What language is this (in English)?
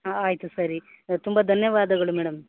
Kannada